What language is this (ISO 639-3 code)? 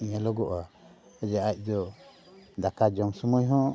sat